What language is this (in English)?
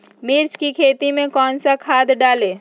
Magahi